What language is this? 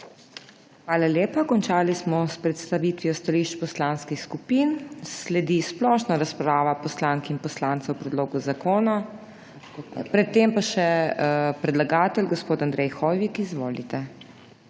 Slovenian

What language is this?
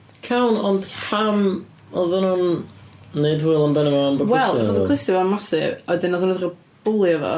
Welsh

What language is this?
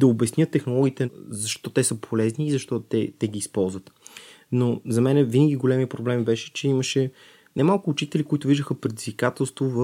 Bulgarian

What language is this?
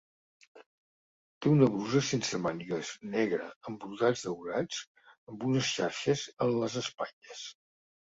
Catalan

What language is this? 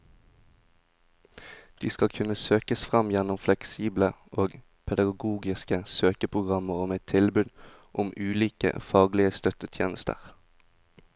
Norwegian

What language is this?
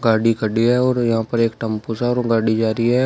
Hindi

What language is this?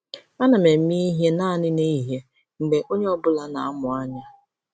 Igbo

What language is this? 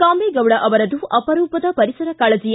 Kannada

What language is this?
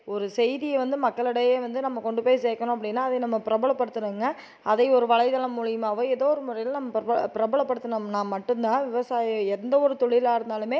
Tamil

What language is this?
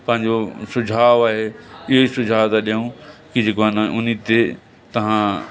Sindhi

